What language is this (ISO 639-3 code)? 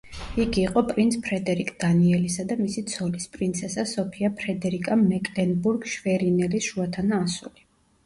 kat